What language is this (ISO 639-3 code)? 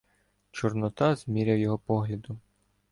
ukr